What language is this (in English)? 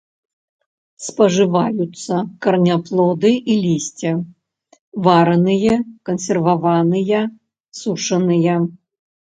Belarusian